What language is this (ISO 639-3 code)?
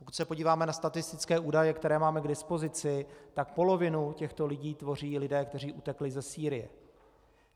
ces